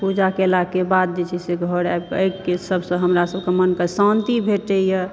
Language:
Maithili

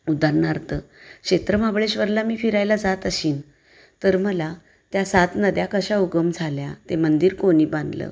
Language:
Marathi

